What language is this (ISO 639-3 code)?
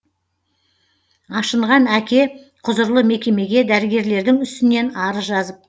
kaz